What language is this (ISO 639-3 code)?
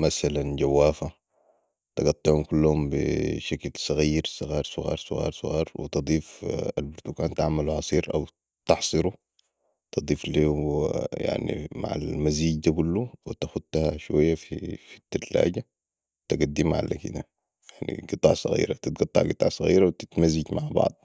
apd